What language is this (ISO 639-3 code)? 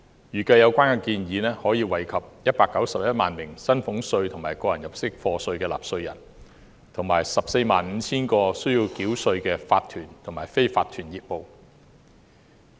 yue